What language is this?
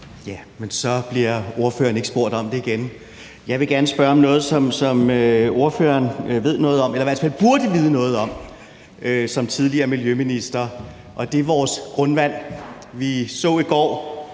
Danish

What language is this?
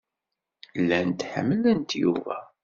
Kabyle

